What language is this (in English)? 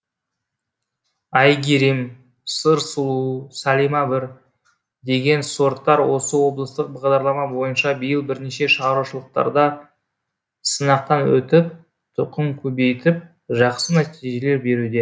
Kazakh